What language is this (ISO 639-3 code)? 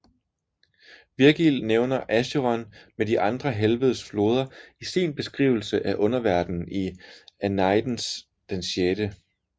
dan